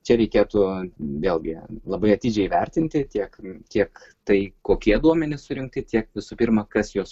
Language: Lithuanian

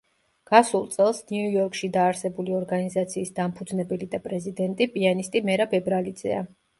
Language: Georgian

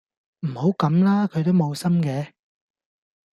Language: Cantonese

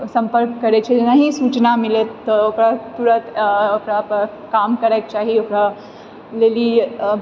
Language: Maithili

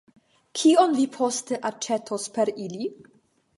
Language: Esperanto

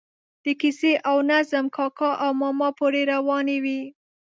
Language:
Pashto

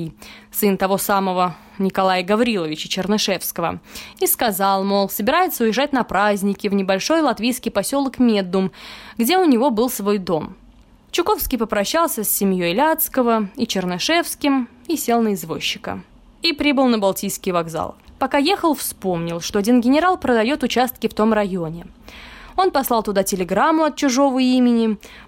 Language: Russian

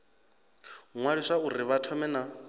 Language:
Venda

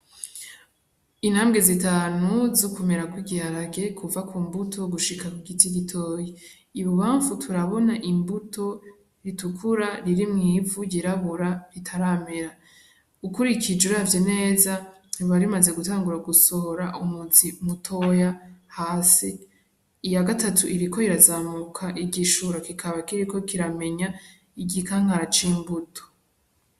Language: Rundi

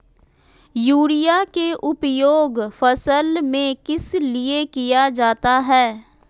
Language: Magahi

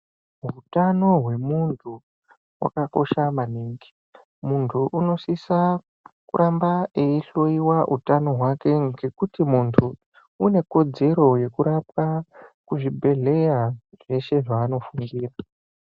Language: Ndau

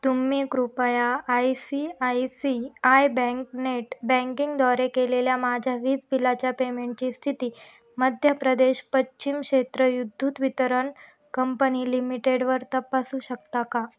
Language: Marathi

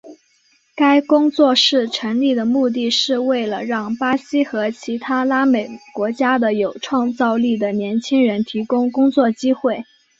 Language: Chinese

